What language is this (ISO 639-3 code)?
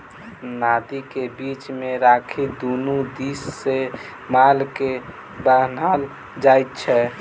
mai